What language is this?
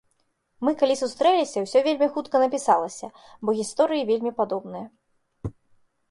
Belarusian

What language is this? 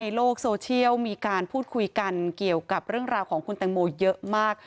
Thai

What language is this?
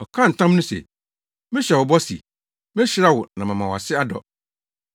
Akan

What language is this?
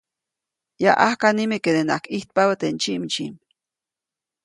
Copainalá Zoque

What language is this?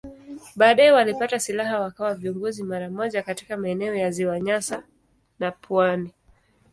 Swahili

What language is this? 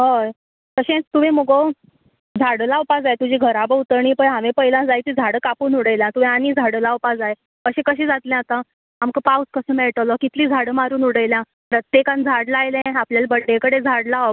Konkani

